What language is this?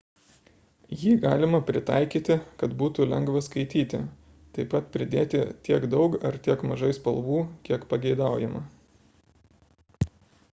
Lithuanian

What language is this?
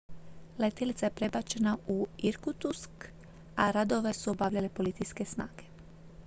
Croatian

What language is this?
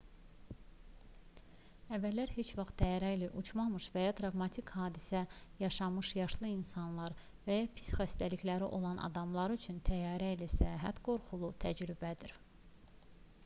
Azerbaijani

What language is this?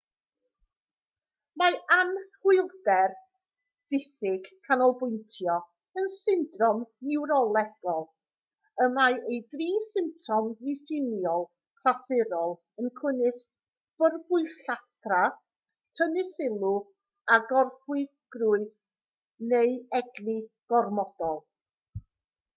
Welsh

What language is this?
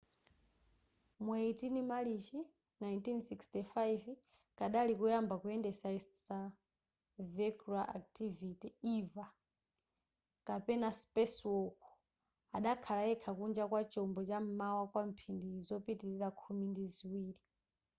Nyanja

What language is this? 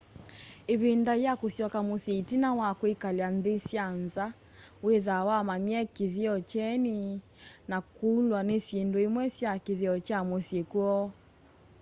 Kamba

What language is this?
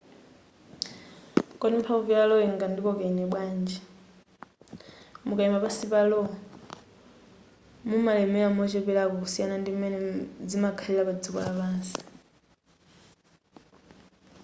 Nyanja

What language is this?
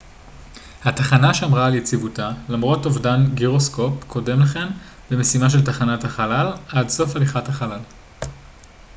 Hebrew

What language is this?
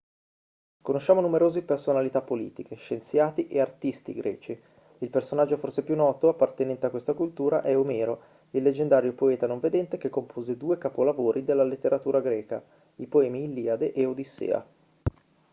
Italian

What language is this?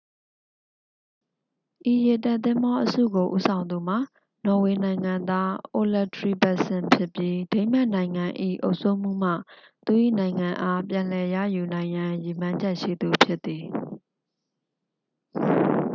Burmese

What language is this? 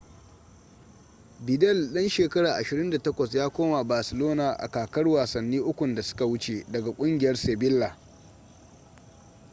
Hausa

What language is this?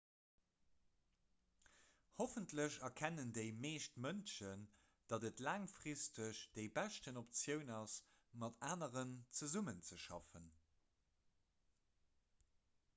Luxembourgish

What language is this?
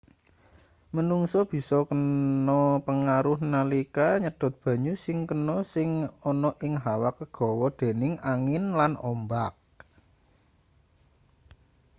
Javanese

